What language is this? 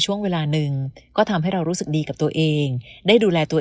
Thai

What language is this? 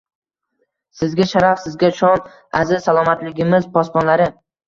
Uzbek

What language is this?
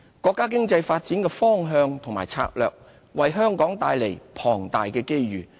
Cantonese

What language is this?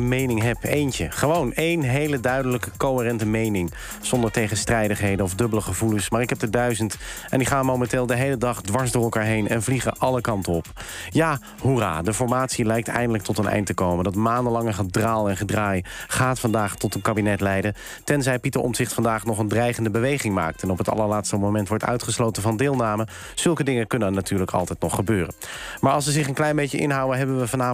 Dutch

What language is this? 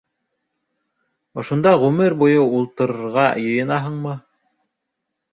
Bashkir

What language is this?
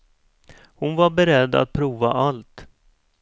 Swedish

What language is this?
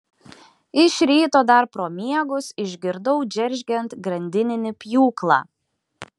Lithuanian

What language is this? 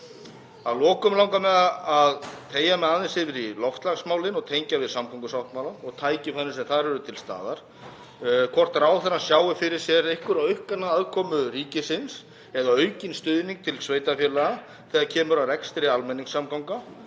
Icelandic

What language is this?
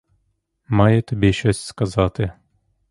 Ukrainian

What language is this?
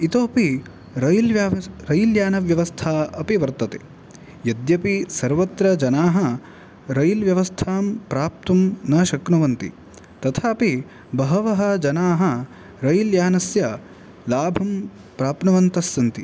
Sanskrit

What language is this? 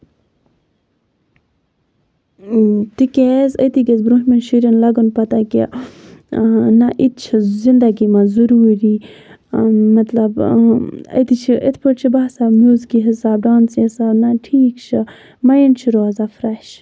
Kashmiri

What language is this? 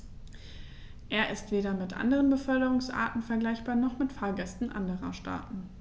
German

